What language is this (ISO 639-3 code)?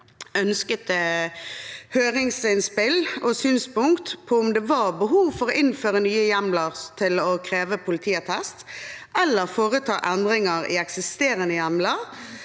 nor